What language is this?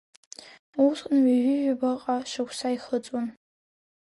Abkhazian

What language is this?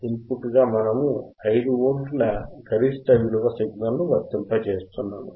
Telugu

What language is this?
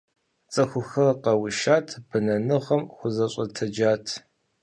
Kabardian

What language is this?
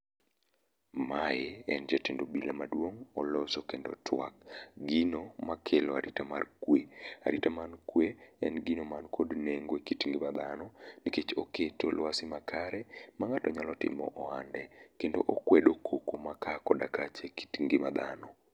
Luo (Kenya and Tanzania)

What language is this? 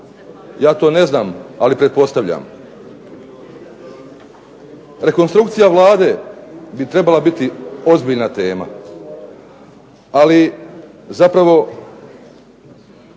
Croatian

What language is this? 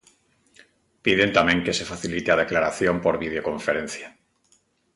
Galician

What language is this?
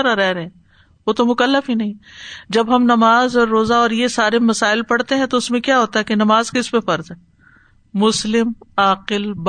Urdu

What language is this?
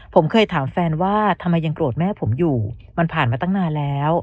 Thai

